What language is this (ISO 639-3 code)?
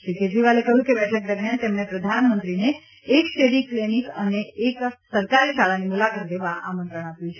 guj